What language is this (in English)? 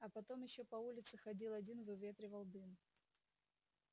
Russian